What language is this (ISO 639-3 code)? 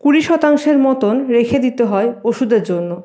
ben